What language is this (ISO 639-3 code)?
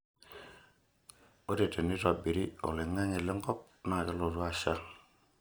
mas